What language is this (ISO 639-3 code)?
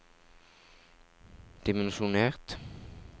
nor